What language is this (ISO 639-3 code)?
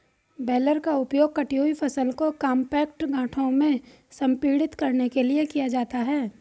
hin